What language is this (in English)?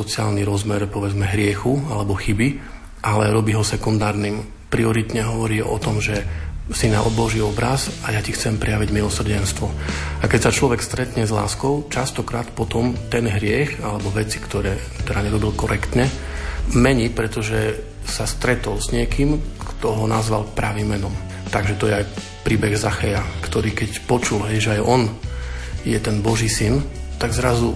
Slovak